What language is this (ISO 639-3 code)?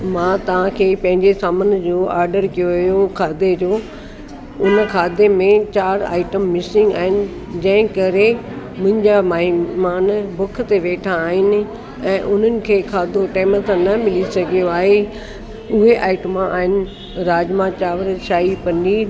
snd